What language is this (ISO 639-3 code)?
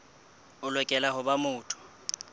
sot